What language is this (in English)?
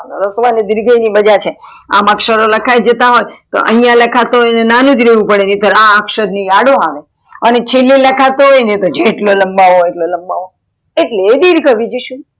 Gujarati